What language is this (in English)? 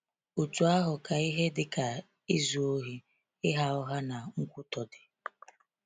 Igbo